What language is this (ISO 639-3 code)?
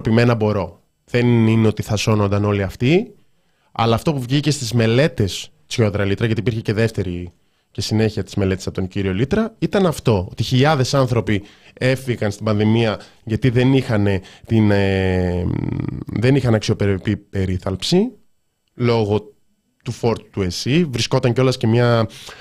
ell